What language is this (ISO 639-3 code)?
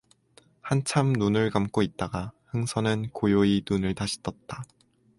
kor